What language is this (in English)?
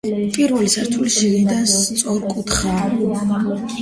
Georgian